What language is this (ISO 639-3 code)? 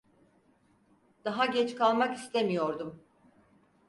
tur